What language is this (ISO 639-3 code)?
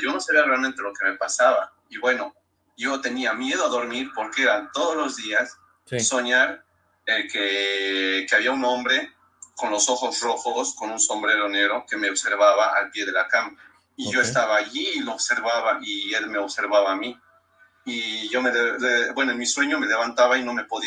spa